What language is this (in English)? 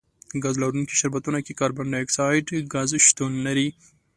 Pashto